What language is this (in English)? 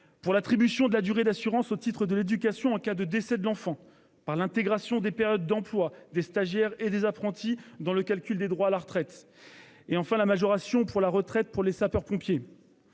French